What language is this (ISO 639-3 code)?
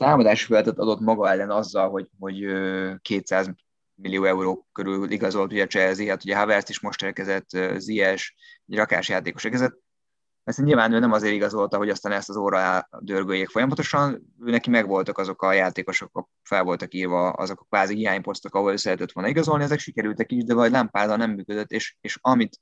hun